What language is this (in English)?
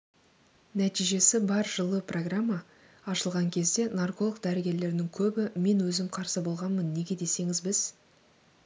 Kazakh